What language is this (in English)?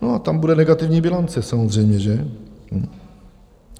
Czech